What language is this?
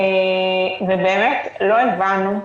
Hebrew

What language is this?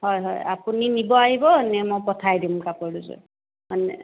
Assamese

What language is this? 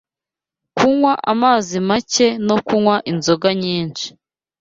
Kinyarwanda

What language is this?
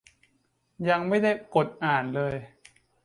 Thai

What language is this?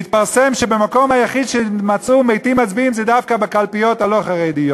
Hebrew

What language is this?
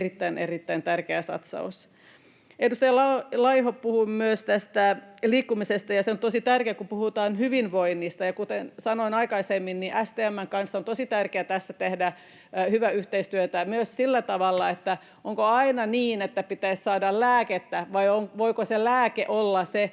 Finnish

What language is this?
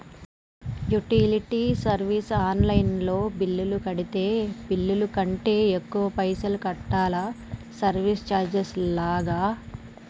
Telugu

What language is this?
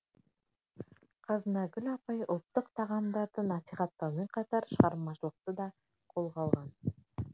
Kazakh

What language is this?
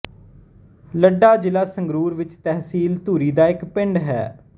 Punjabi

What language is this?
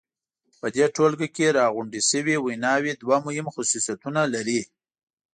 Pashto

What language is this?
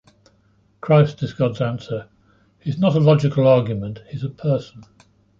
English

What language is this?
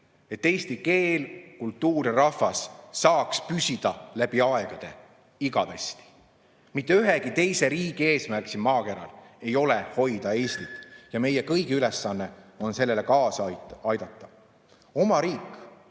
Estonian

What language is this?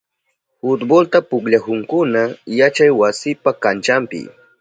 Southern Pastaza Quechua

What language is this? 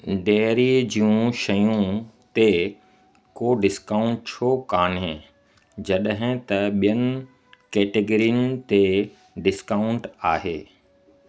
Sindhi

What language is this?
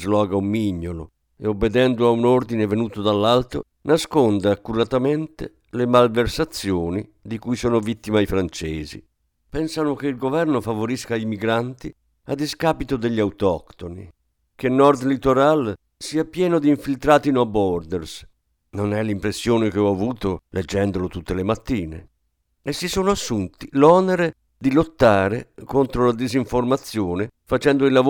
Italian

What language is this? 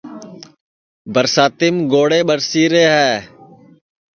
Sansi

